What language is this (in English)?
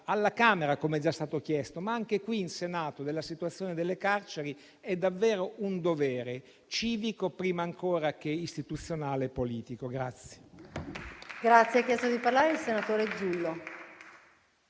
Italian